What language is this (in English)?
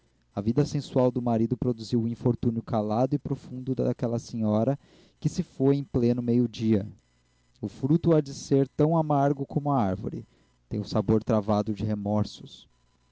Portuguese